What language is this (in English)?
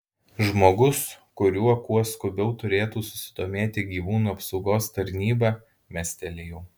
Lithuanian